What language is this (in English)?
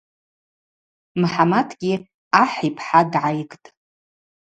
Abaza